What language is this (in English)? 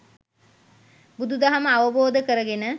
Sinhala